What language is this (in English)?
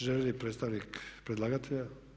Croatian